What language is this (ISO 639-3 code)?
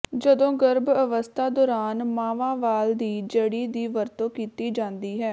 pan